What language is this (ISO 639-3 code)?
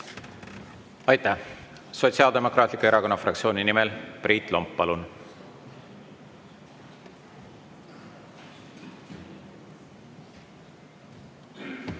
est